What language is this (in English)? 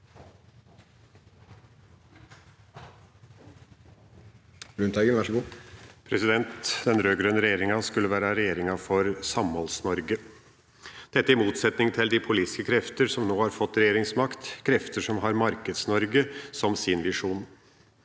Norwegian